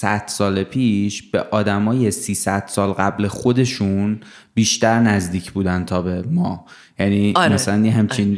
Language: Persian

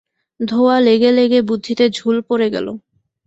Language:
Bangla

